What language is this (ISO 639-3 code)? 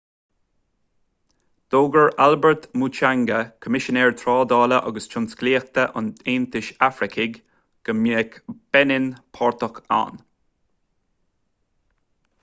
gle